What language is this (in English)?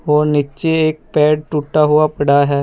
Hindi